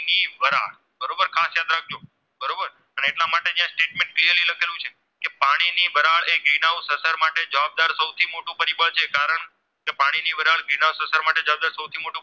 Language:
Gujarati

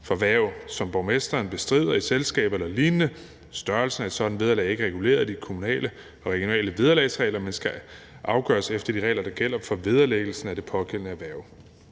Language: Danish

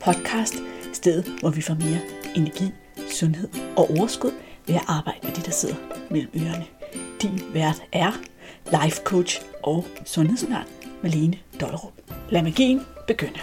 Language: Danish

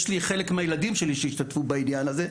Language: Hebrew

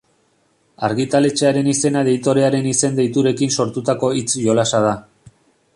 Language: Basque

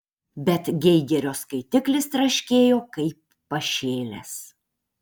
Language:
Lithuanian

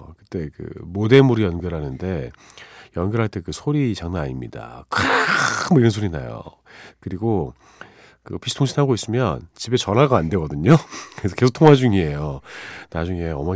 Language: Korean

